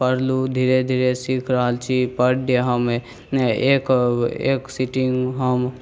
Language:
Maithili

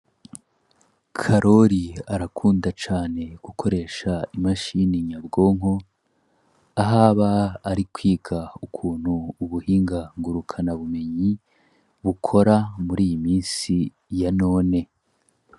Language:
Rundi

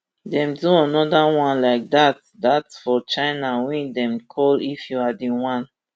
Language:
Nigerian Pidgin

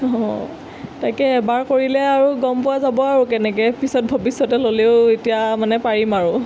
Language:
Assamese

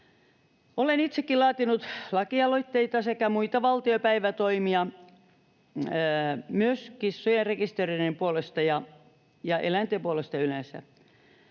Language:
Finnish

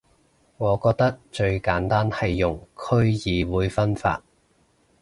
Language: Cantonese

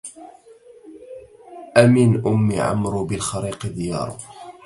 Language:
Arabic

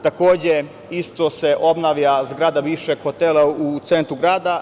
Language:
Serbian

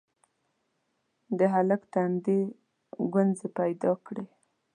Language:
Pashto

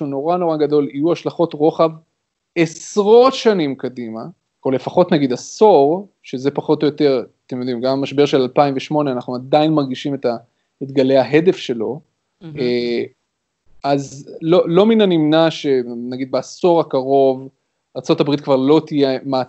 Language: Hebrew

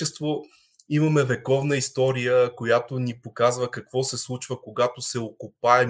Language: Bulgarian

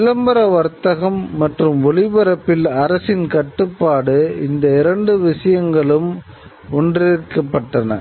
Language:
Tamil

